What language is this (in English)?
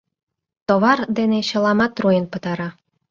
Mari